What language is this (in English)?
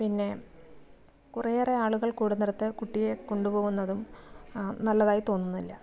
Malayalam